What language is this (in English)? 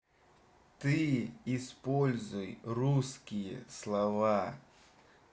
Russian